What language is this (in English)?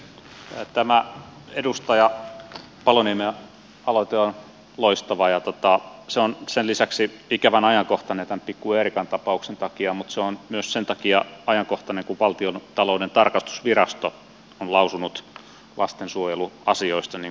Finnish